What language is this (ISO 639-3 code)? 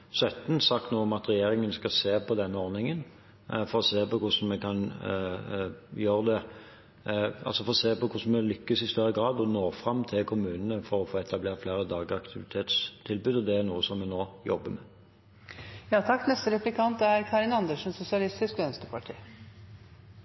nob